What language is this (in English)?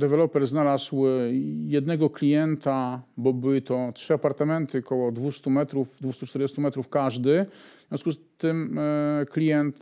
Polish